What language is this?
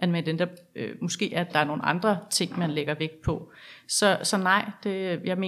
Danish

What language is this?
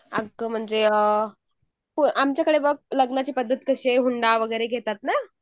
Marathi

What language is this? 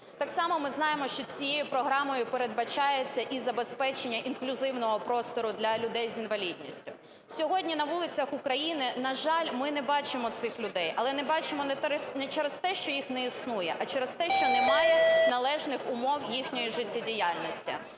Ukrainian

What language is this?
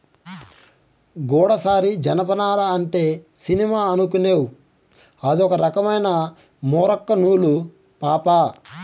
Telugu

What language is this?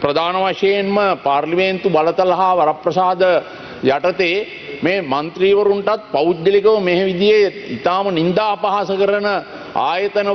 Indonesian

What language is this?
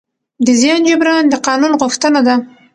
Pashto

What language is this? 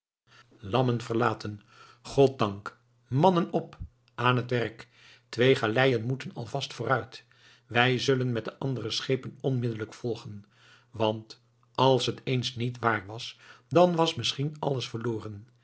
Dutch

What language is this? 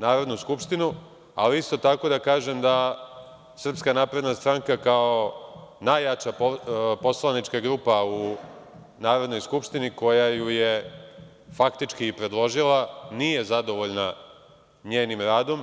Serbian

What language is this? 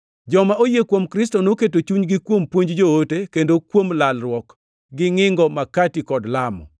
Luo (Kenya and Tanzania)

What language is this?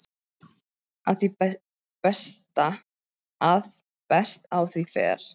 Icelandic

